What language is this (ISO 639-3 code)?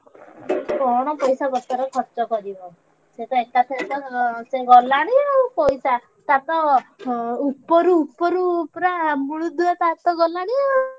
ori